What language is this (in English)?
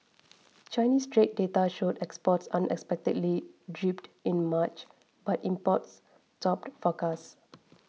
English